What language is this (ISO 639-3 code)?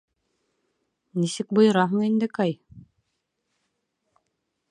bak